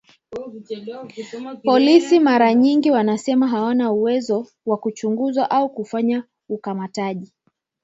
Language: Swahili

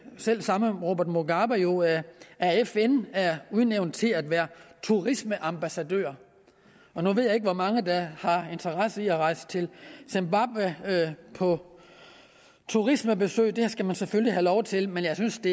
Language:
Danish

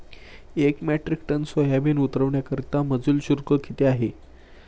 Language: Marathi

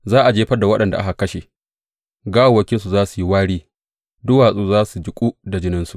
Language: Hausa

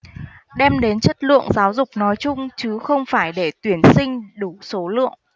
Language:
Vietnamese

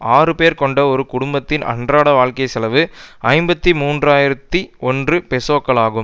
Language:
Tamil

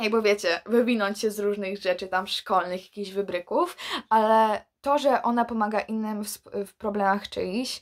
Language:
Polish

